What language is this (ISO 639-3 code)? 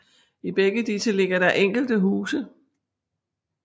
dan